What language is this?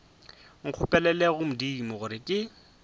Northern Sotho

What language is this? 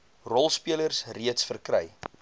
Afrikaans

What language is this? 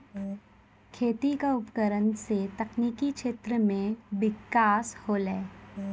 Maithili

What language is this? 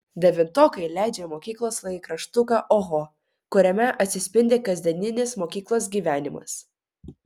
Lithuanian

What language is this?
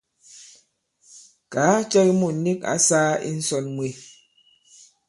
Bankon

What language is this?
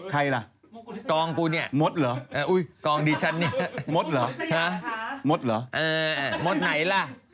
Thai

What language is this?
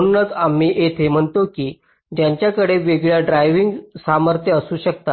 Marathi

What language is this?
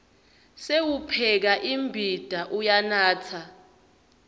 Swati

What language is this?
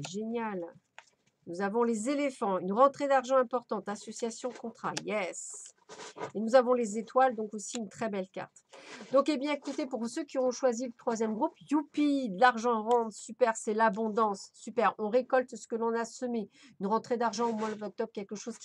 French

